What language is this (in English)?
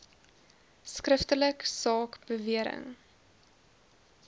Afrikaans